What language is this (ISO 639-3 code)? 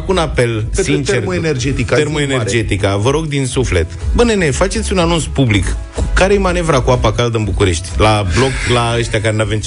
ron